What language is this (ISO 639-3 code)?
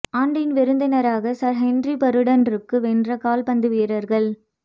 tam